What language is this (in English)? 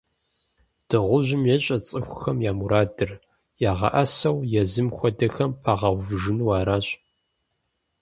Kabardian